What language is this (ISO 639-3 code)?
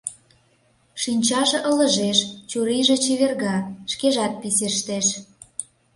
chm